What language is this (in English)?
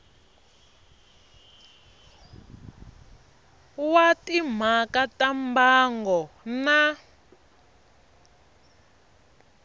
Tsonga